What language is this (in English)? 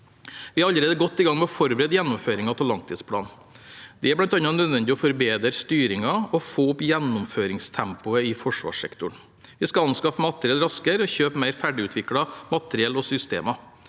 Norwegian